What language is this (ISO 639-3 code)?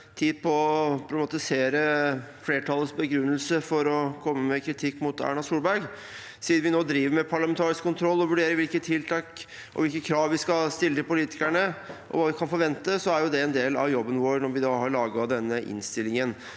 nor